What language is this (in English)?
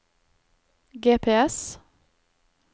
Norwegian